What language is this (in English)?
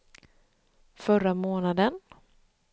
Swedish